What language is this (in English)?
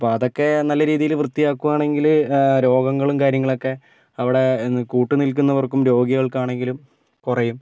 Malayalam